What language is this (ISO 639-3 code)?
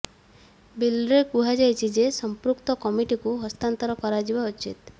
ori